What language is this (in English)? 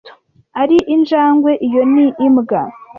Kinyarwanda